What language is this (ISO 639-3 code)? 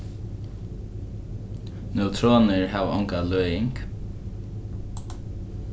fao